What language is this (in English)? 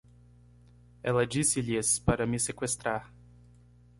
Portuguese